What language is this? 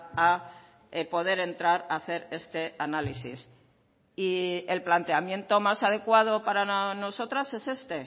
Spanish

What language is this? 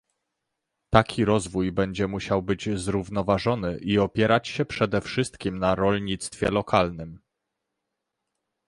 Polish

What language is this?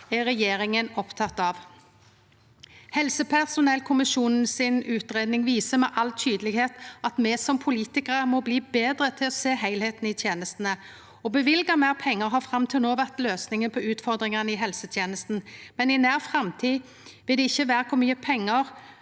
Norwegian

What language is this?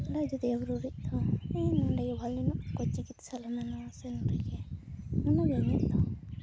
Santali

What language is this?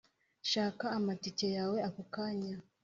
Kinyarwanda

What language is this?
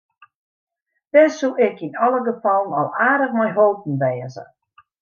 Western Frisian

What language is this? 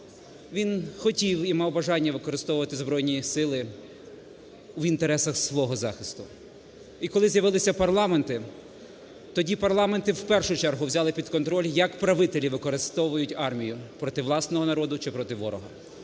Ukrainian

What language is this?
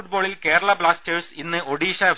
Malayalam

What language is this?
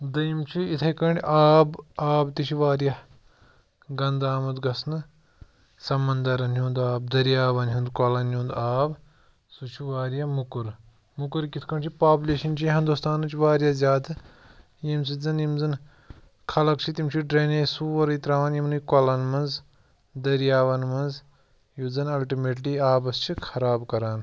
Kashmiri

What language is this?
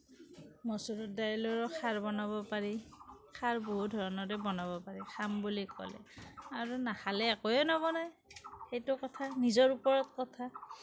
Assamese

